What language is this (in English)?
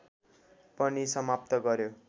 Nepali